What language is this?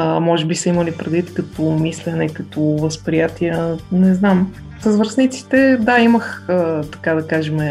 Bulgarian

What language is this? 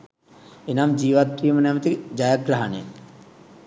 Sinhala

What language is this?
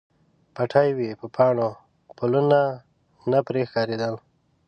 Pashto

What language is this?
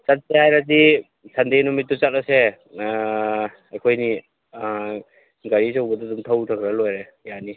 Manipuri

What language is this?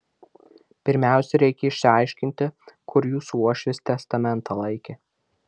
Lithuanian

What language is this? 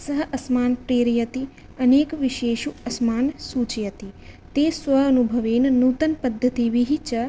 Sanskrit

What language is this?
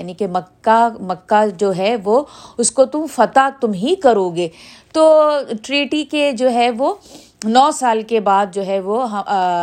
Urdu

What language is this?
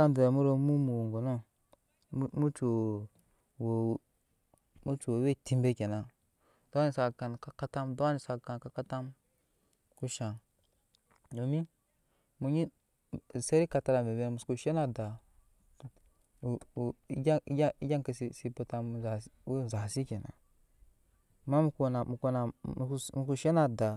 Nyankpa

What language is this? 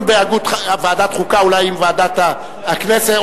Hebrew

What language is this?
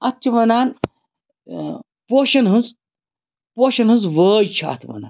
Kashmiri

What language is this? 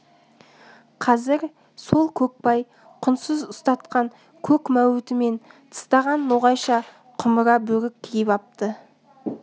Kazakh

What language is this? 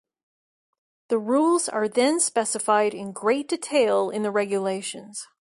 English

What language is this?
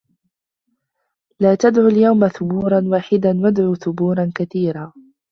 Arabic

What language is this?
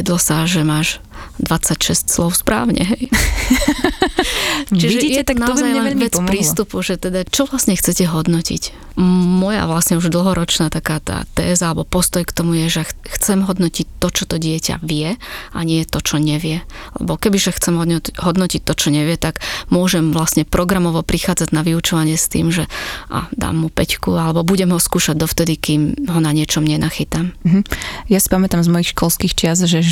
Slovak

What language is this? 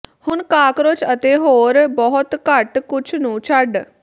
Punjabi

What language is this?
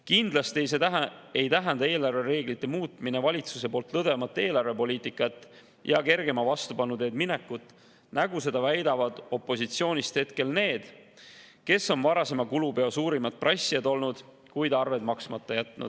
Estonian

